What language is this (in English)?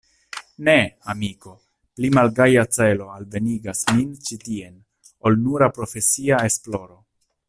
Esperanto